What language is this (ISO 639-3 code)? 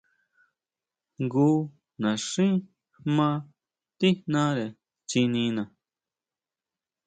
mau